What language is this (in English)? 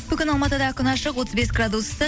Kazakh